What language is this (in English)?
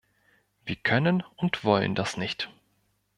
German